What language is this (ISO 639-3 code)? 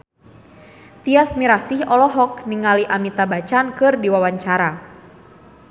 sun